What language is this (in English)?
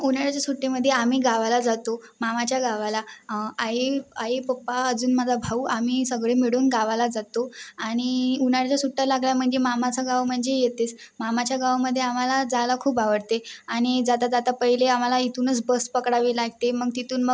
Marathi